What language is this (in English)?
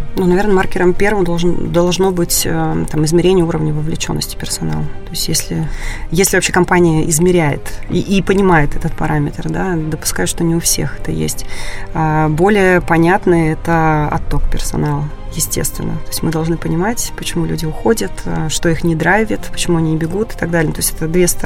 Russian